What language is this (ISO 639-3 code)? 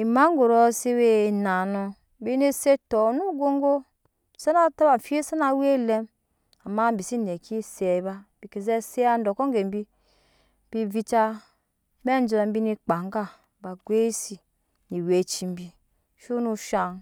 yes